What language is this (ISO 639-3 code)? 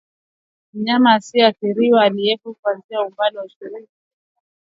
swa